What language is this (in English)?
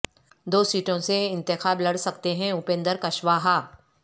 Urdu